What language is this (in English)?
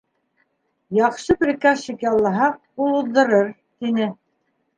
Bashkir